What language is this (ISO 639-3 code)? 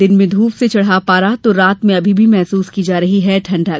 hin